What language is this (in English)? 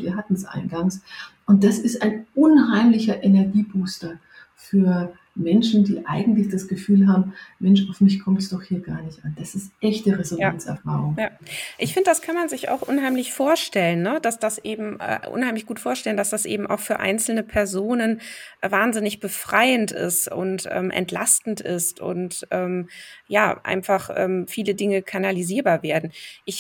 German